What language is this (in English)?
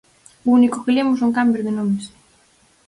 Galician